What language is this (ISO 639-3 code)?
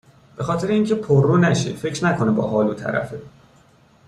fas